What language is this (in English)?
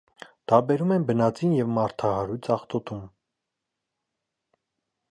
Armenian